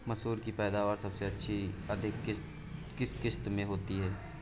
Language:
Hindi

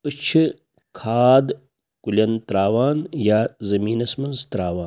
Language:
Kashmiri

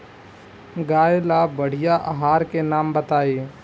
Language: Bhojpuri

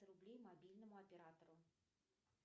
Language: Russian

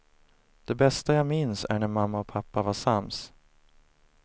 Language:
Swedish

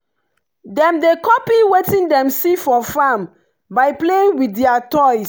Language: Nigerian Pidgin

